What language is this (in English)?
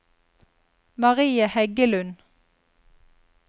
Norwegian